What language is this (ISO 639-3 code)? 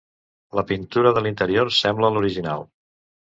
cat